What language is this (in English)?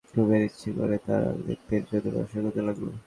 Bangla